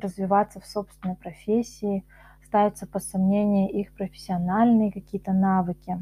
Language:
Russian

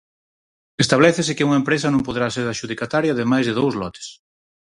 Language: Galician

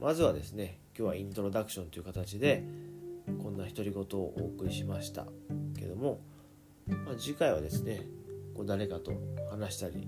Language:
Japanese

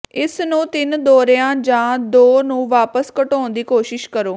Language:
Punjabi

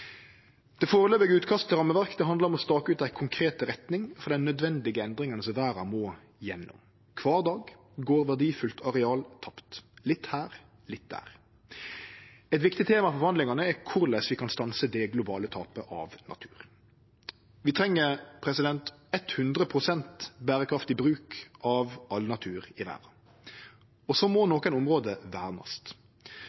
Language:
Norwegian Nynorsk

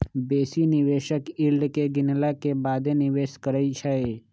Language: Magahi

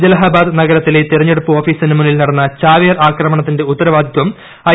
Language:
Malayalam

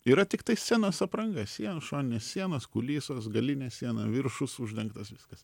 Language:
Lithuanian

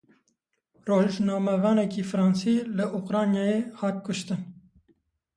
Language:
Kurdish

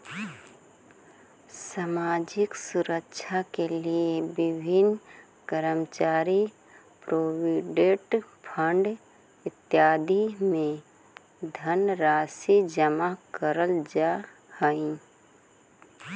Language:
Magahi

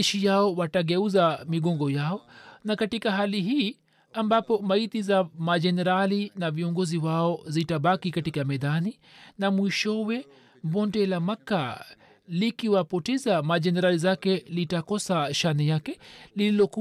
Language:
Swahili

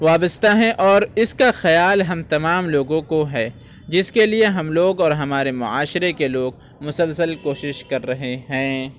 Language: Urdu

